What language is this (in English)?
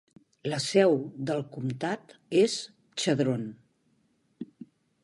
Catalan